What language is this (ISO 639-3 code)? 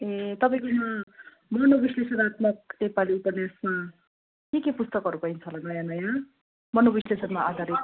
nep